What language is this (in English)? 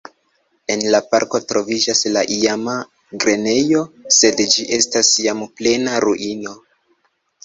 Esperanto